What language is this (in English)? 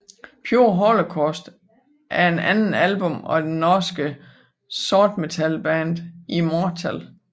Danish